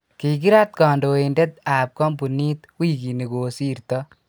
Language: Kalenjin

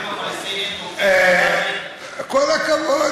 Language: Hebrew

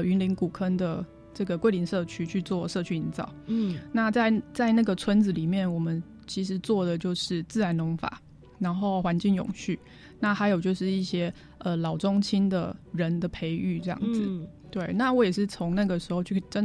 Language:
Chinese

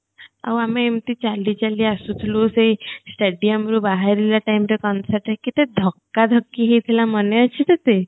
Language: Odia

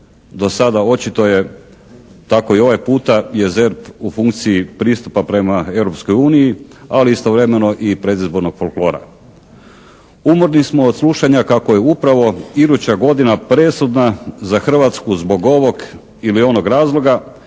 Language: Croatian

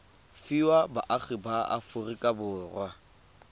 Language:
Tswana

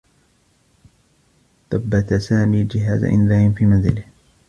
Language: Arabic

